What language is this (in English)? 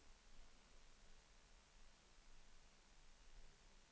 Swedish